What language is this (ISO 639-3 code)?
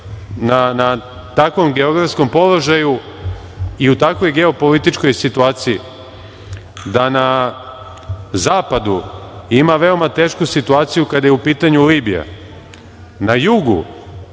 srp